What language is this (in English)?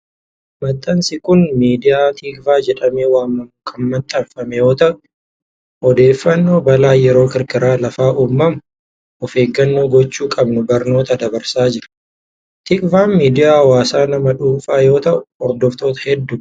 Oromo